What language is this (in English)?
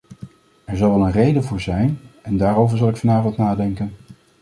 Dutch